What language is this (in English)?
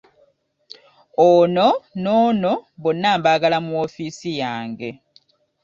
Ganda